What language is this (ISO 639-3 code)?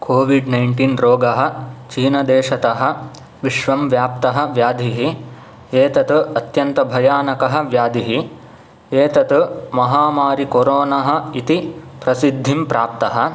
san